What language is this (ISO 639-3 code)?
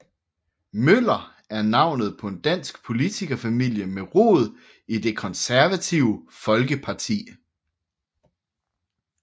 dan